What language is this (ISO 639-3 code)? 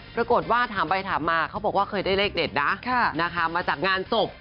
tha